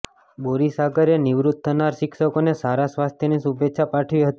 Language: Gujarati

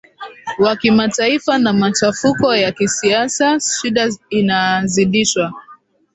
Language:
Swahili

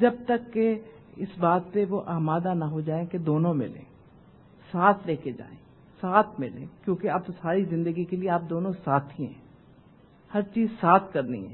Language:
Urdu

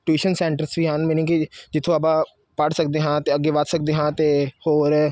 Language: Punjabi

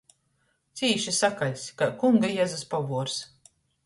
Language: Latgalian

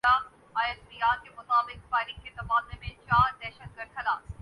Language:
Urdu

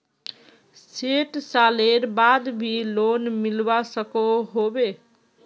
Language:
Magahi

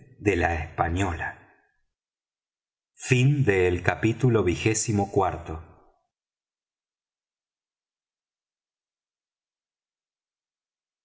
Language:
Spanish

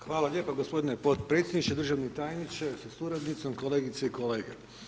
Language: Croatian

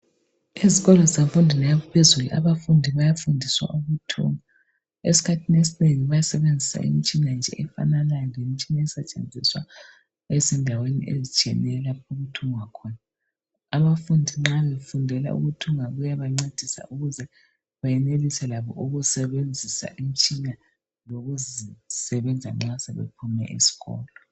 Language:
North Ndebele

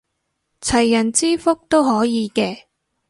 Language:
Cantonese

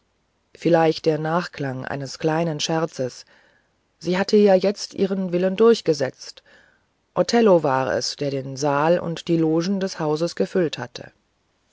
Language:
German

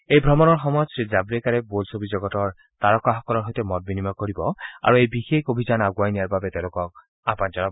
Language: Assamese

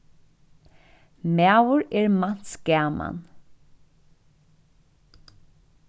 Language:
Faroese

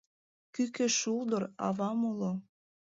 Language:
Mari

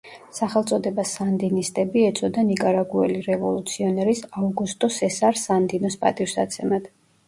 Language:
Georgian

